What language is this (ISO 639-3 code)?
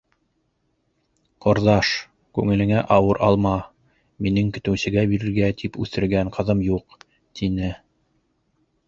bak